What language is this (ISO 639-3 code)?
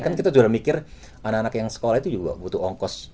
ind